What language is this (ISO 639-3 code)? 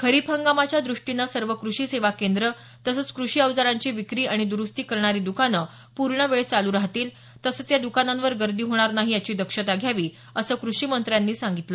mar